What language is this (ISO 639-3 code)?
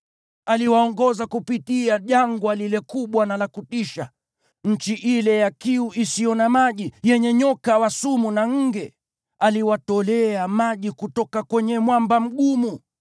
swa